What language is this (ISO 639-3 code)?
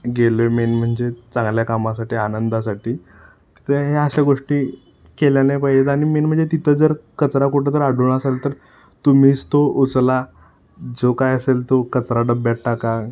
mar